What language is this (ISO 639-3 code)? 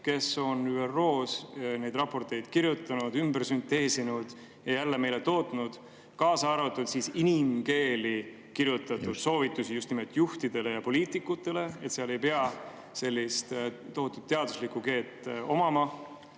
est